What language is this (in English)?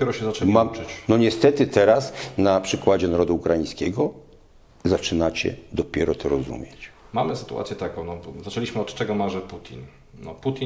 Polish